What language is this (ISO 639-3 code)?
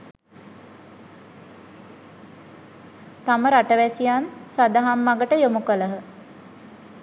sin